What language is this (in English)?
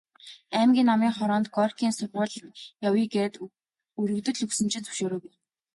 Mongolian